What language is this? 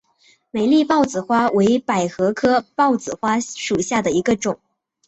Chinese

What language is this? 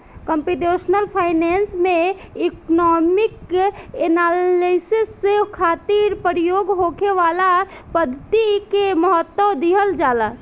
Bhojpuri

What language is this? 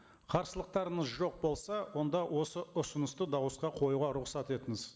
Kazakh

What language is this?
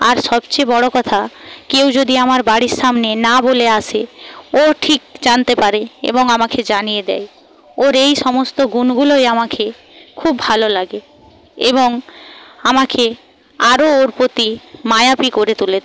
Bangla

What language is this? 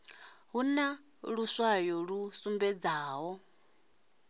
Venda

